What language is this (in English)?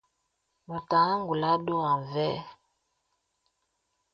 Bebele